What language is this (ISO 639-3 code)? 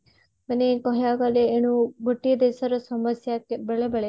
ori